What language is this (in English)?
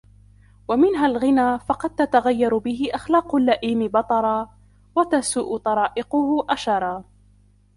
Arabic